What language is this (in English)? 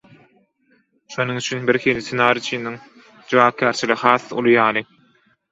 Turkmen